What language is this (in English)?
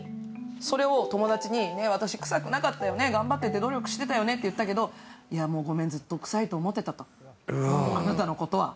Japanese